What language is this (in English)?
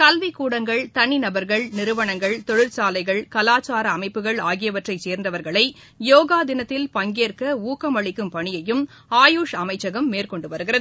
Tamil